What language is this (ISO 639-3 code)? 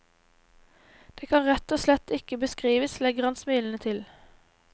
nor